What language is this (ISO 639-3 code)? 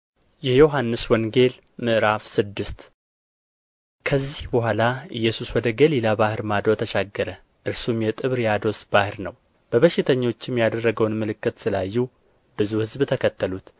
amh